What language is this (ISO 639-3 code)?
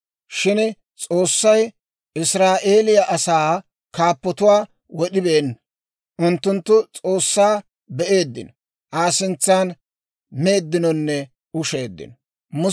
dwr